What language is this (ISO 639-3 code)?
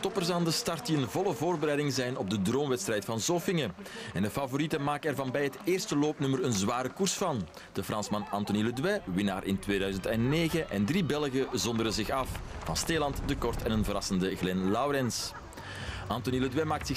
nld